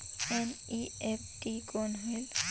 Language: Chhattisgarhi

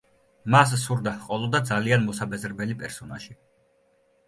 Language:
Georgian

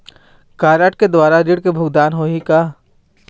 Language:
Chhattisgarhi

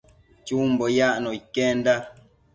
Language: Matsés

